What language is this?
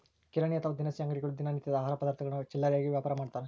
Kannada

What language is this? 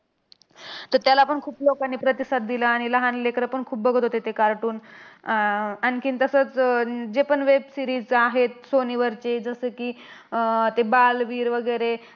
Marathi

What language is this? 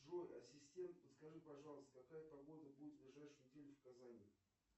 Russian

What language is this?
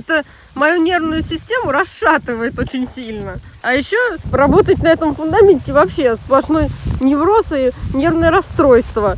Russian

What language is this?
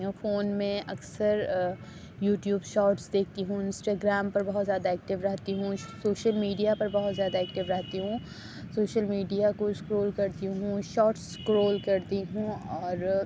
Urdu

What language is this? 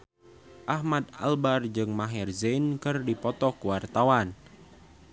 Sundanese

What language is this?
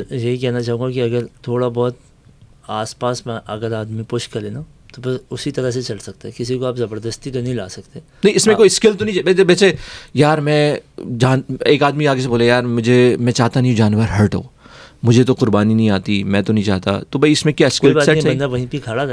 Urdu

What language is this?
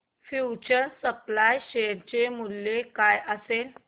Marathi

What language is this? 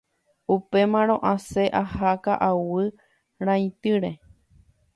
Guarani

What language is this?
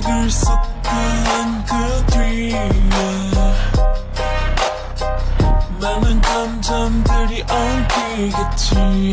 Dutch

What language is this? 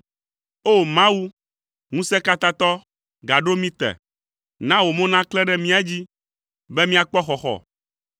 Ewe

